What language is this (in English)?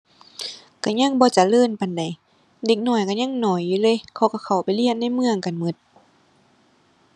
Thai